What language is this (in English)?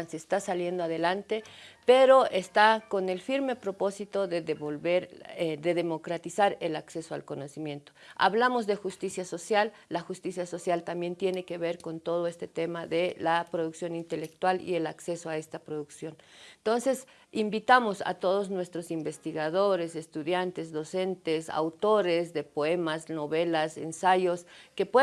Spanish